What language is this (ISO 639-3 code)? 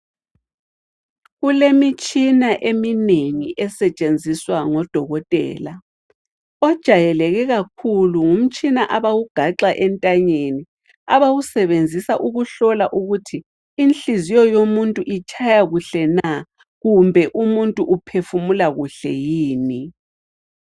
nde